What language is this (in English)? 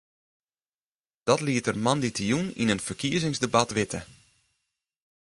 Western Frisian